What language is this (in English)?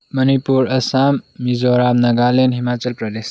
Manipuri